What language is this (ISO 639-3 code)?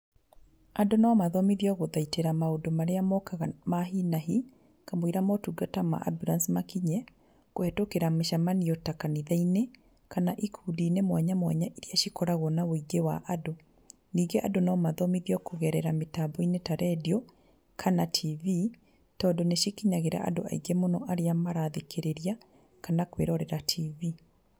kik